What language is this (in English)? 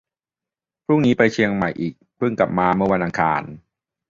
Thai